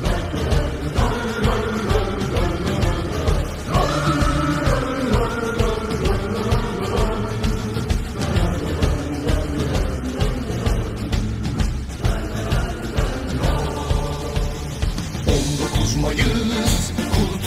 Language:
Turkish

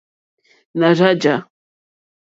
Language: Mokpwe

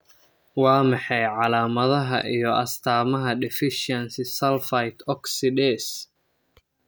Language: Somali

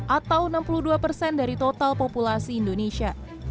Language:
Indonesian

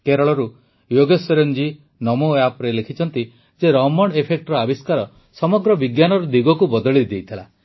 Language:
Odia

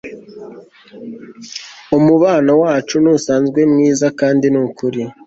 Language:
Kinyarwanda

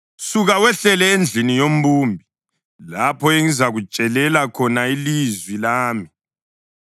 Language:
North Ndebele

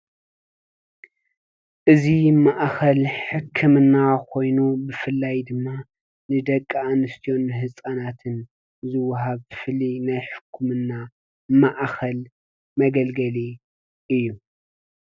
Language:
Tigrinya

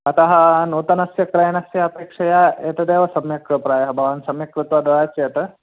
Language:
Sanskrit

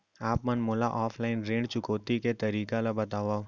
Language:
Chhattisgarhi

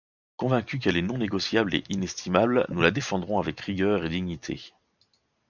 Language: French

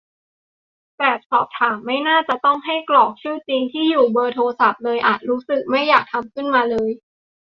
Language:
Thai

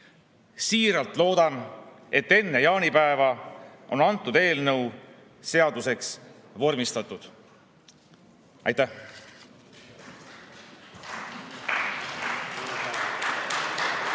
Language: Estonian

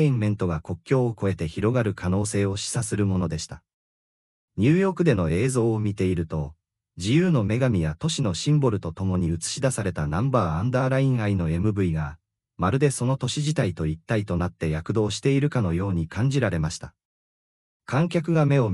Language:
Japanese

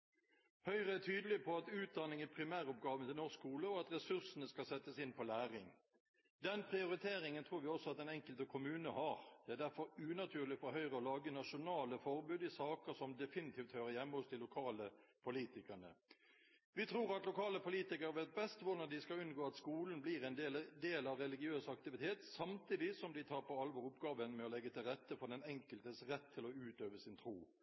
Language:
Norwegian Bokmål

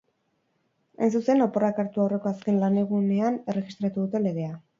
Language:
Basque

